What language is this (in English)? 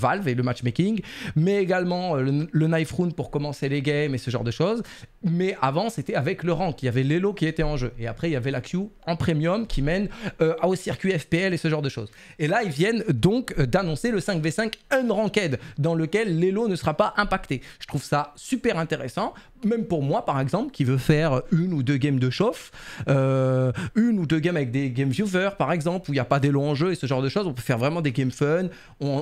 French